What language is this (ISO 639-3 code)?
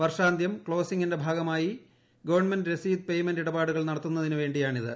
mal